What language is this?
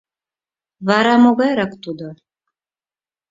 Mari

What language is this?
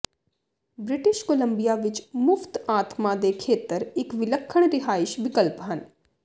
Punjabi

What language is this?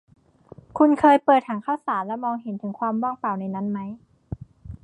Thai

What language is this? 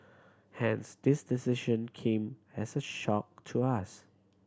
English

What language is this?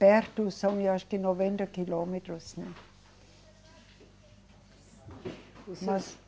Portuguese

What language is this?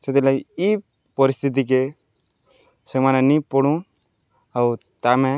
Odia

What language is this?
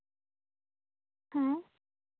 Santali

